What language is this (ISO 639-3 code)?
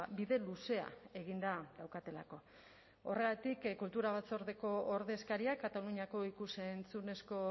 eus